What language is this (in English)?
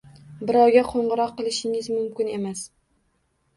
Uzbek